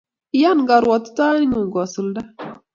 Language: Kalenjin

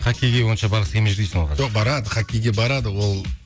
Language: Kazakh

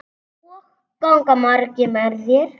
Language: Icelandic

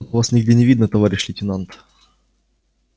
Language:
Russian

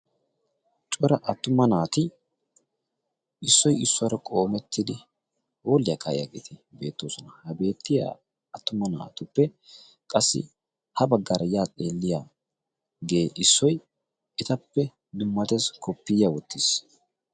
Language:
Wolaytta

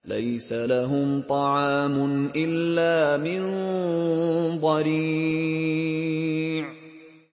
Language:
Arabic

